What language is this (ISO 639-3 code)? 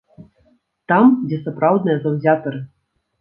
bel